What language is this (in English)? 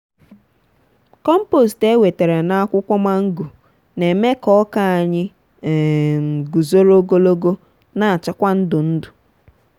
Igbo